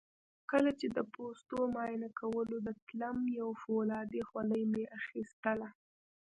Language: Pashto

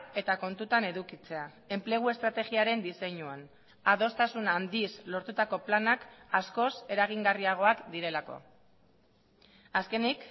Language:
Basque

